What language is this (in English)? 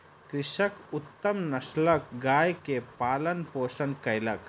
Maithili